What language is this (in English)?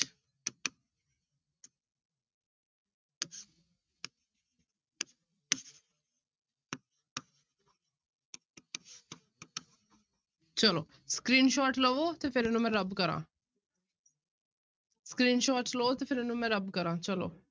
Punjabi